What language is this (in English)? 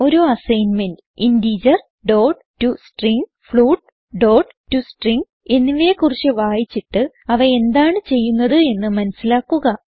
Malayalam